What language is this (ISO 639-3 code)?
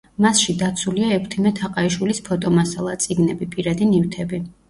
kat